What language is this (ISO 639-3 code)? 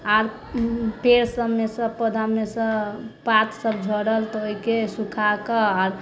mai